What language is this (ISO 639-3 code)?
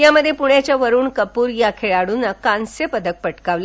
mar